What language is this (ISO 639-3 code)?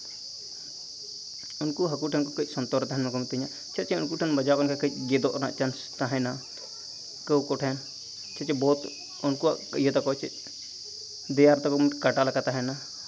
sat